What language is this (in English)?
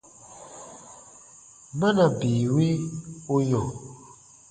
Baatonum